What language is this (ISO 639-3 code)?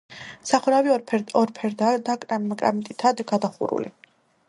kat